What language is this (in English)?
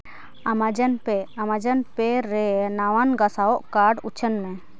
Santali